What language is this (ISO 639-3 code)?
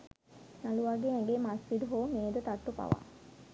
sin